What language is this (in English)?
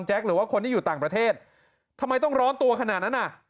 Thai